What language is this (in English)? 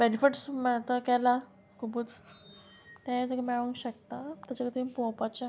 Konkani